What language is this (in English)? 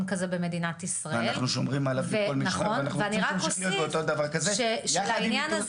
Hebrew